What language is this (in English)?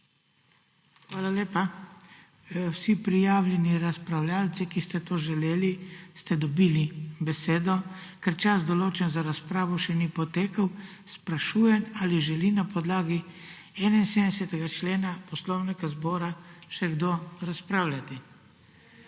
Slovenian